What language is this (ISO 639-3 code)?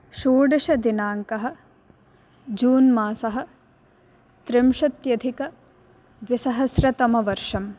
san